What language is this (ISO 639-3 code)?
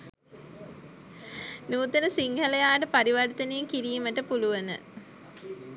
sin